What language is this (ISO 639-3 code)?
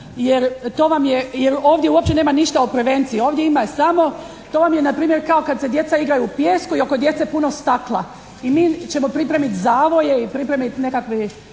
hrv